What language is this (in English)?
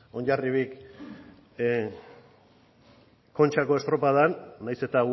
Basque